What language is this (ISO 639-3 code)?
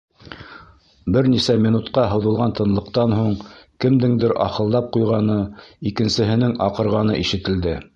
bak